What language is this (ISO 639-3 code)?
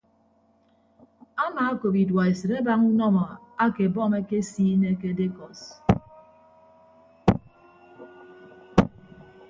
ibb